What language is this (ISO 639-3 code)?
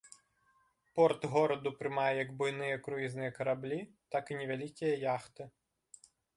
bel